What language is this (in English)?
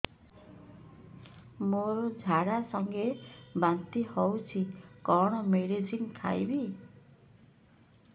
Odia